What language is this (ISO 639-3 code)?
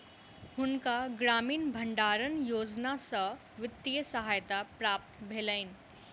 mai